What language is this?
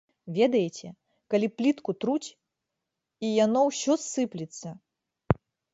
Belarusian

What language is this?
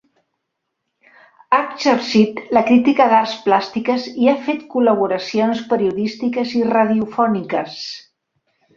Catalan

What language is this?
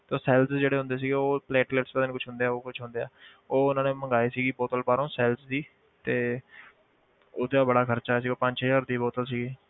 Punjabi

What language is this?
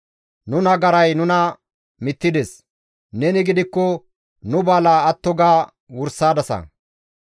Gamo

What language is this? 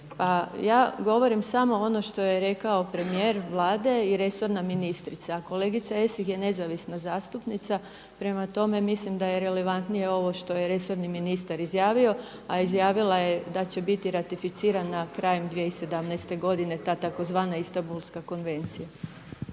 Croatian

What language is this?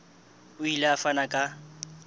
Southern Sotho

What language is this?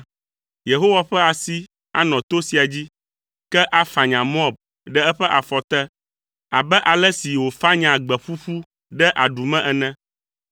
Ewe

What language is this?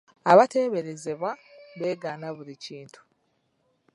Ganda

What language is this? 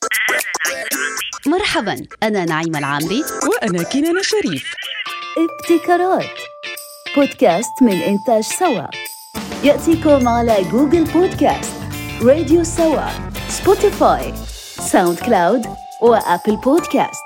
Arabic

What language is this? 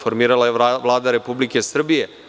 Serbian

